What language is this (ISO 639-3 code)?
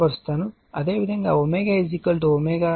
tel